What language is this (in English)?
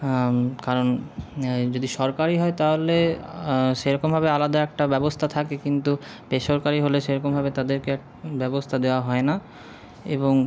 Bangla